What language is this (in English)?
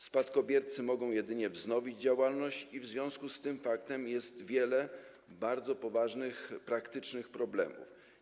Polish